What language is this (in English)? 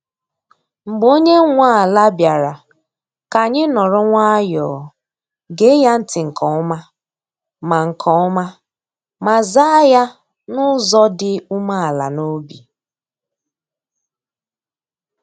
Igbo